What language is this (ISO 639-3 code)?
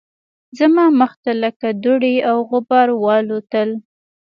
pus